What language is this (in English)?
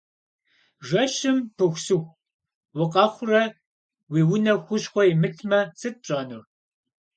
Kabardian